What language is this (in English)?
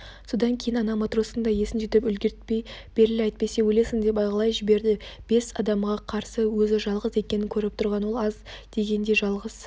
Kazakh